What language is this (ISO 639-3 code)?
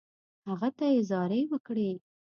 pus